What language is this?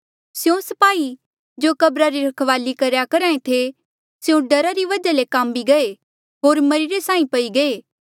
Mandeali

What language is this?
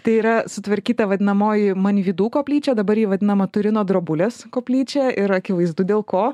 Lithuanian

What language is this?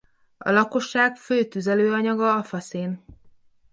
Hungarian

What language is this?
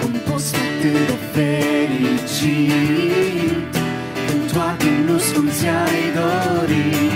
Romanian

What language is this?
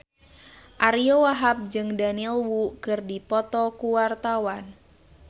Sundanese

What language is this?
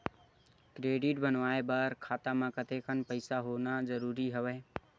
Chhattisgarhi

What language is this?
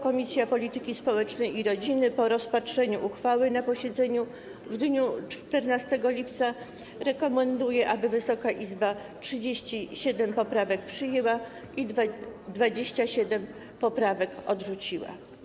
Polish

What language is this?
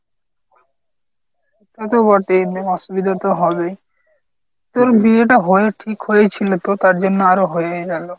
Bangla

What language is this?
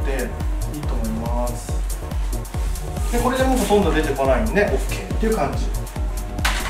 Japanese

